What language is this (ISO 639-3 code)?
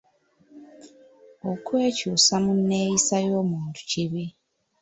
lug